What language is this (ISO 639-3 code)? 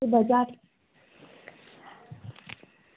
doi